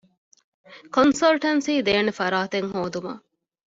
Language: Divehi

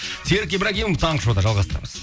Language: Kazakh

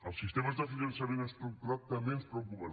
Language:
Catalan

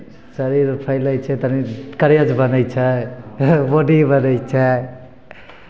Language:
Maithili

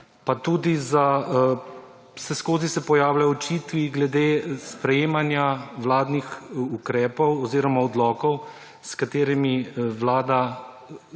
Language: Slovenian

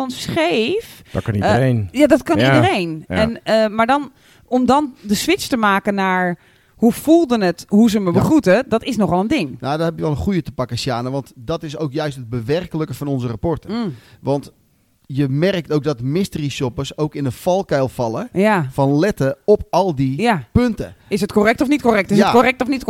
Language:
Dutch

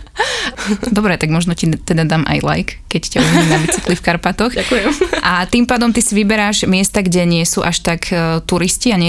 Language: Slovak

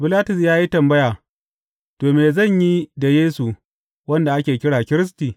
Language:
Hausa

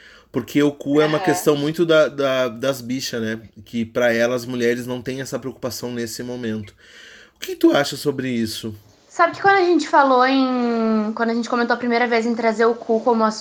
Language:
Portuguese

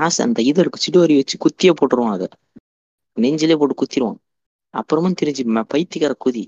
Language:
Tamil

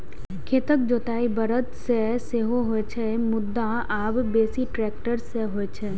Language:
Maithili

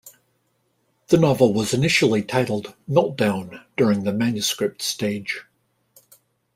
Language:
English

